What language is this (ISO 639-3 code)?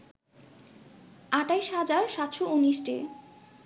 ben